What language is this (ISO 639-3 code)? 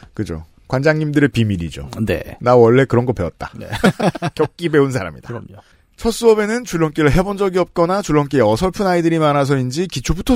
kor